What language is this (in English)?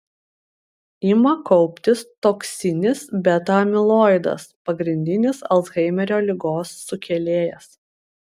Lithuanian